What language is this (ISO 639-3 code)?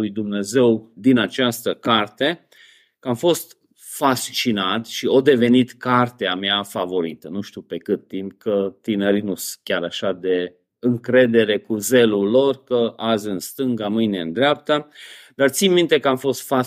ron